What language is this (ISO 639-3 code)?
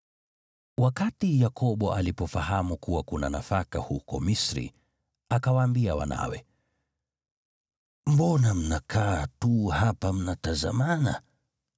swa